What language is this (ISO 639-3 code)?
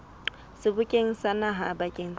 sot